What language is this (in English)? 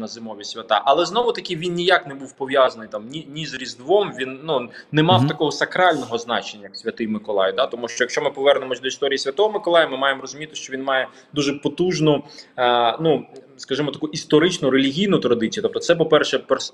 Ukrainian